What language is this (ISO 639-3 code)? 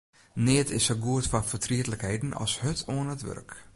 fry